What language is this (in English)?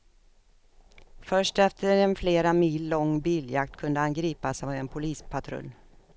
Swedish